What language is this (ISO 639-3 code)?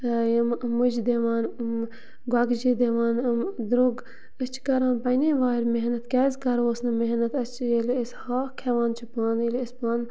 kas